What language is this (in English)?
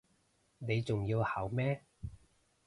Cantonese